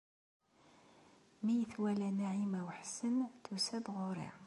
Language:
Kabyle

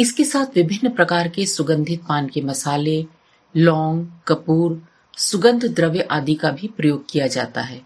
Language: Hindi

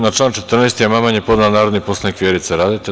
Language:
Serbian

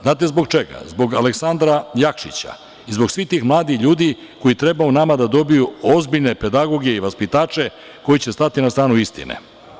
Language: Serbian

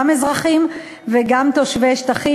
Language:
Hebrew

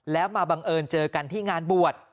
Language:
Thai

